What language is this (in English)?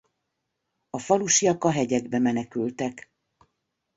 Hungarian